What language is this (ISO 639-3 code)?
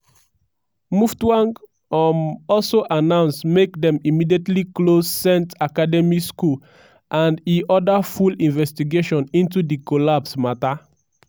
pcm